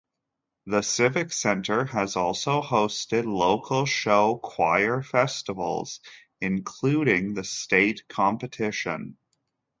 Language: English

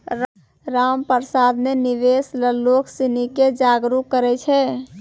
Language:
Maithili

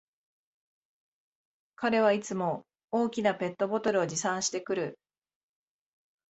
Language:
Japanese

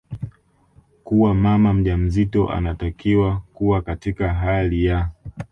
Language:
Swahili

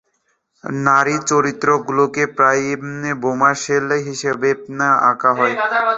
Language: Bangla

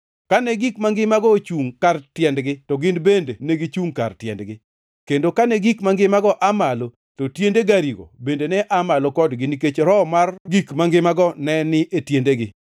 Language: Luo (Kenya and Tanzania)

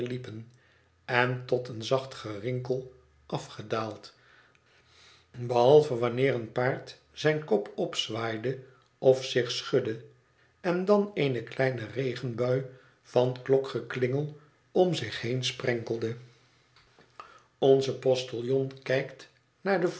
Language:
Dutch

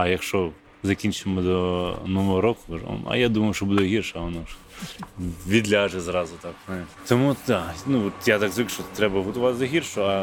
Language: Ukrainian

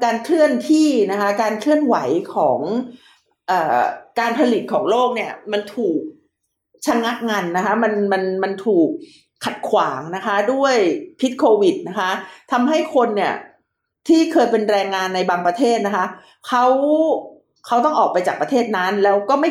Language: Thai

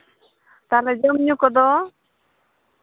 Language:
Santali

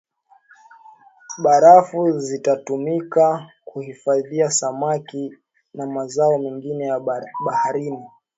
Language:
Swahili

